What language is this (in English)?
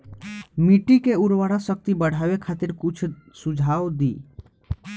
Bhojpuri